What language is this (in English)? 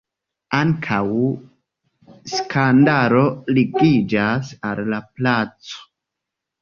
Esperanto